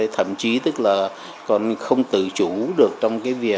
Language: Vietnamese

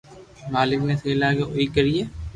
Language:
Loarki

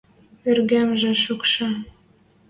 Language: Western Mari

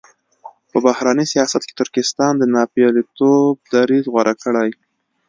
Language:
Pashto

